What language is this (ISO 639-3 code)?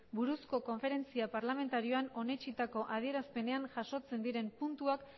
eus